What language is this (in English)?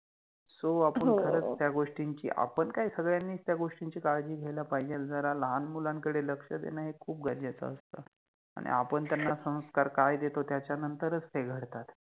Marathi